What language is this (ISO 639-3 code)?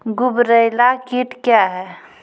mai